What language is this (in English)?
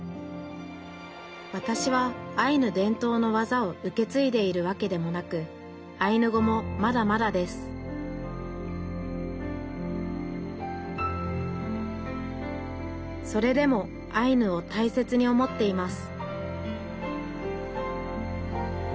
Japanese